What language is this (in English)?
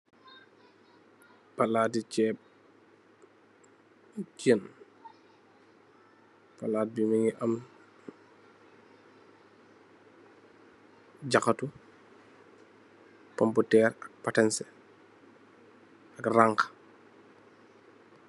Wolof